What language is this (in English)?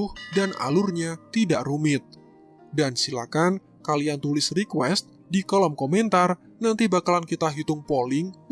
Indonesian